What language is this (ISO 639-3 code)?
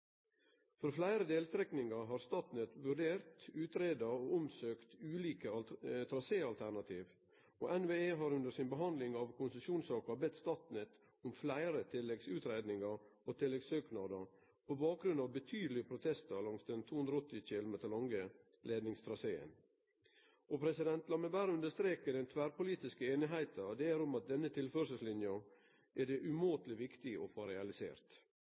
nno